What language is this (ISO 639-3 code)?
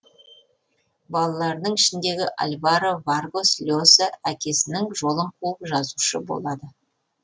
kaz